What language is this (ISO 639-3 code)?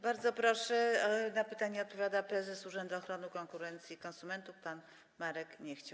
pol